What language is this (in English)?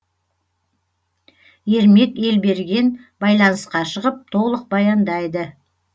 Kazakh